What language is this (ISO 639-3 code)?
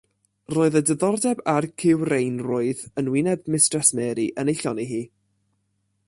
cym